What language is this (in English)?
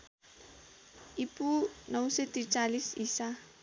Nepali